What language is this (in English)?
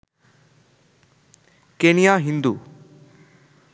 Bangla